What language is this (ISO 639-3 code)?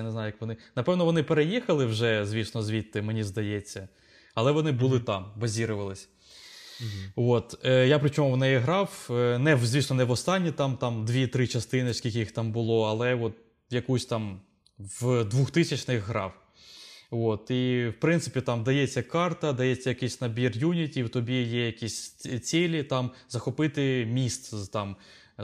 ukr